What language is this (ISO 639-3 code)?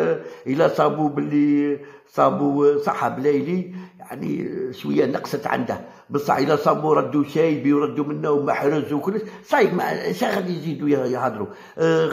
ara